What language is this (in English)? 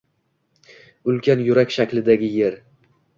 Uzbek